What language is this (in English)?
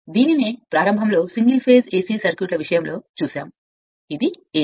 Telugu